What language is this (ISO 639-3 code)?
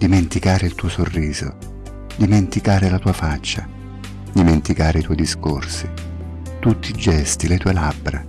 ita